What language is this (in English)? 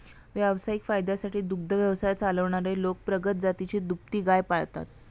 Marathi